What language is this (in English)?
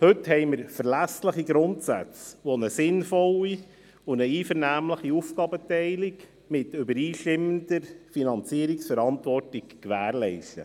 Swiss German